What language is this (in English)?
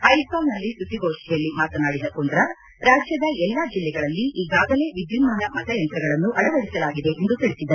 Kannada